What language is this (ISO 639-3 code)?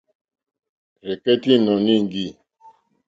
bri